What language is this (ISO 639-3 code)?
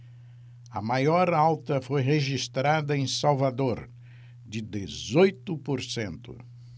por